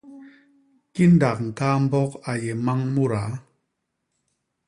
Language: Basaa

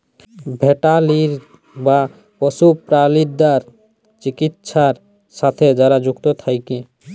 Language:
Bangla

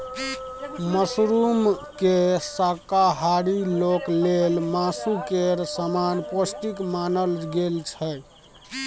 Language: Maithili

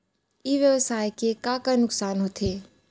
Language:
Chhattisgarhi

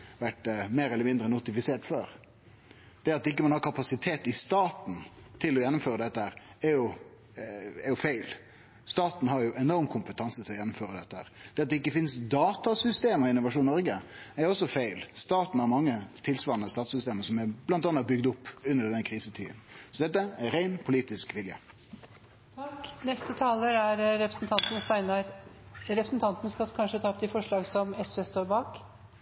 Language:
Norwegian Nynorsk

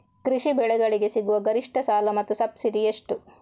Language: Kannada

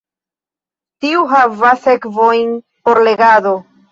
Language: Esperanto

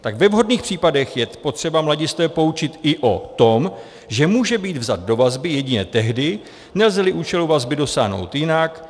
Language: Czech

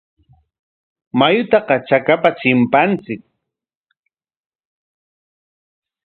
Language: Corongo Ancash Quechua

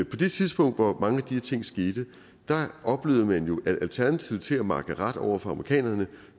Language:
Danish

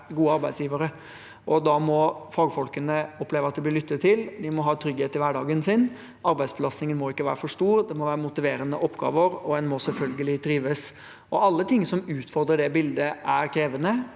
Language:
Norwegian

